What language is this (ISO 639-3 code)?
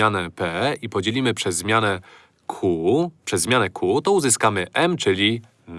pol